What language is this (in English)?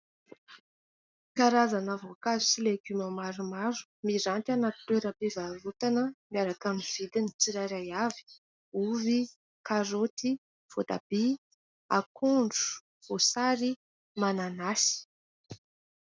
Malagasy